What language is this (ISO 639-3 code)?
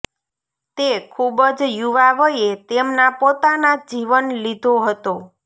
guj